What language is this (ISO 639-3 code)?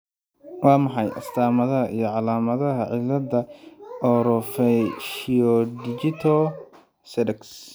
som